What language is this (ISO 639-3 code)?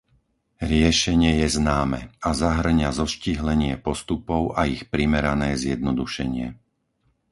slk